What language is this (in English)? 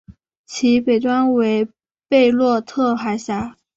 Chinese